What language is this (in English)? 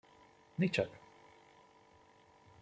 Hungarian